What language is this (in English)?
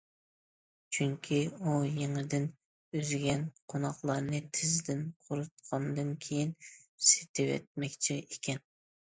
Uyghur